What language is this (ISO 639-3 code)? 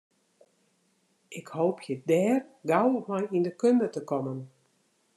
fry